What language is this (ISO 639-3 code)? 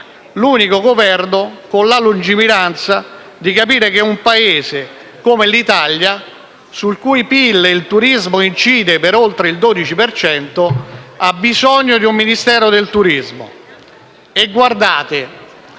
ita